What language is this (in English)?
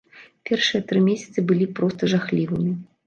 Belarusian